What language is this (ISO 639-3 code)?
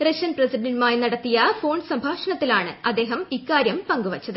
mal